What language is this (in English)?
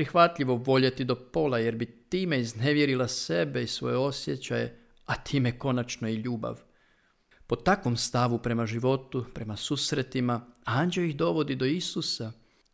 Croatian